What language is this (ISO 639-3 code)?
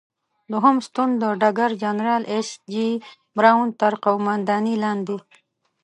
pus